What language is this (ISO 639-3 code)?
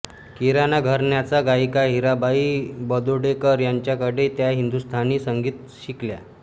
mar